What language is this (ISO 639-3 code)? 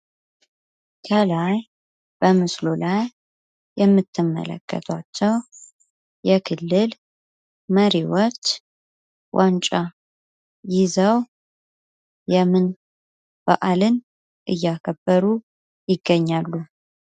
amh